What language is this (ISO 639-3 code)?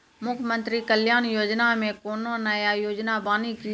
mai